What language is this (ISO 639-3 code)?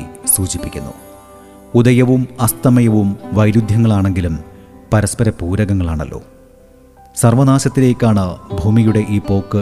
mal